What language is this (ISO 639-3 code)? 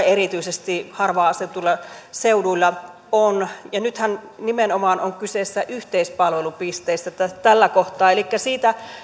fin